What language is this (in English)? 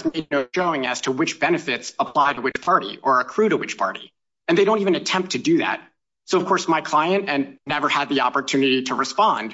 English